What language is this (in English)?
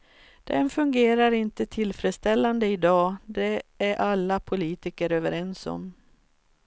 Swedish